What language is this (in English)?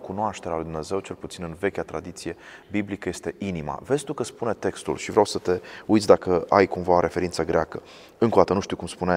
Romanian